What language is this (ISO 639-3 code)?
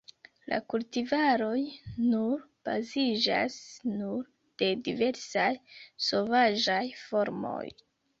epo